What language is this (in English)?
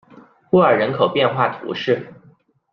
Chinese